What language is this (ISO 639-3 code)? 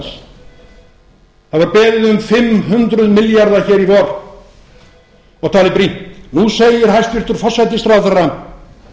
isl